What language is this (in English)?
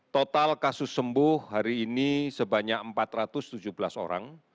Indonesian